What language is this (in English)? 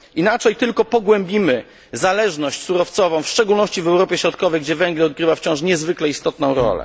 Polish